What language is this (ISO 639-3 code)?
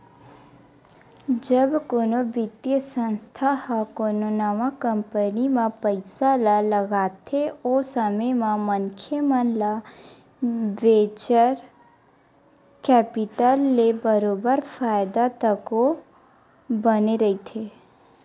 hne